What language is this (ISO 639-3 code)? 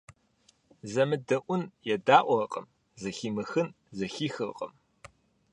kbd